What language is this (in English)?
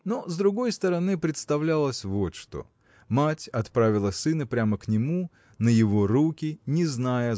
Russian